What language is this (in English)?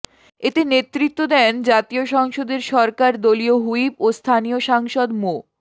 Bangla